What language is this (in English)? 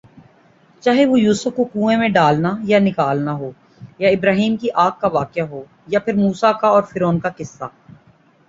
Urdu